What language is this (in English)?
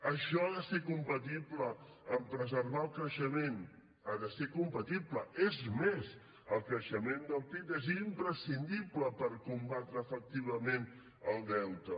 Catalan